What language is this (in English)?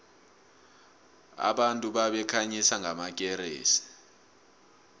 South Ndebele